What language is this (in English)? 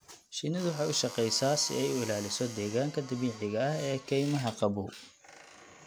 Somali